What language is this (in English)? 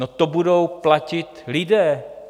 Czech